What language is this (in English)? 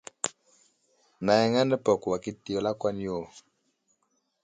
Wuzlam